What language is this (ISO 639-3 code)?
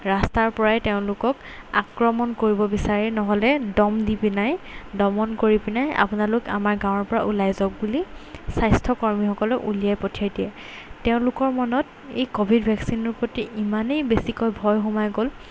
asm